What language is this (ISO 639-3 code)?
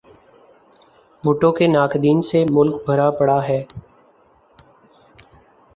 urd